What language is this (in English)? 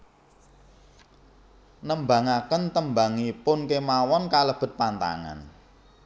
Javanese